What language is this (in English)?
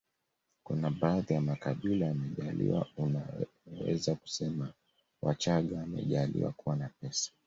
Swahili